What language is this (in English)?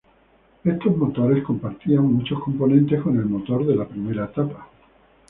Spanish